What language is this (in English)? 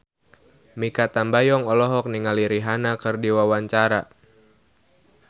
Sundanese